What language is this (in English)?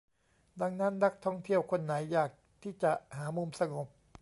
Thai